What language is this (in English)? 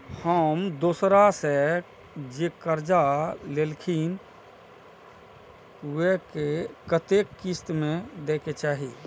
Maithili